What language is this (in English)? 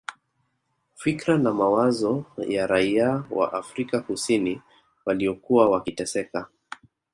Swahili